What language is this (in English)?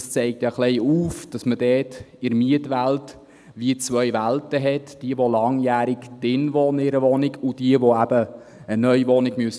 Swiss German